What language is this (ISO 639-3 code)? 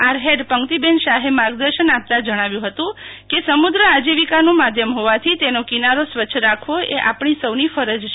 guj